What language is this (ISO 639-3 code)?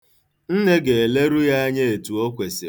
ibo